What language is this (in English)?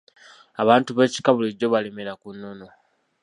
Ganda